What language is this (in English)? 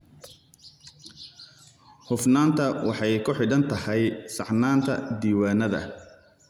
Somali